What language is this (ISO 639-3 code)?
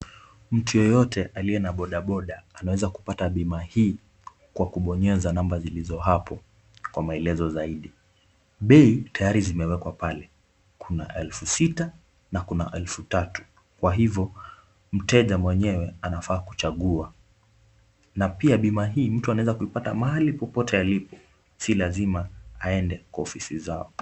swa